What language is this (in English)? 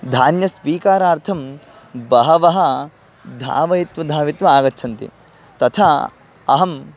Sanskrit